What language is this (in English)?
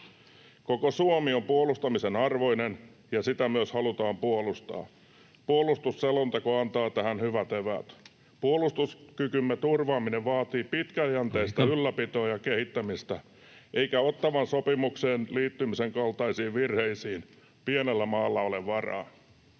Finnish